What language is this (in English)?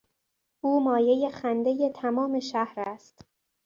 Persian